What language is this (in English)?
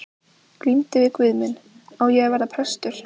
Icelandic